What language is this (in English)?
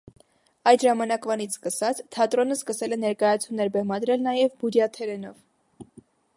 Armenian